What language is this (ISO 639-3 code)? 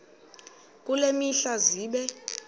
xho